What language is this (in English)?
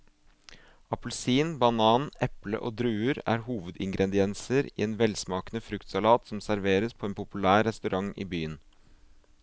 Norwegian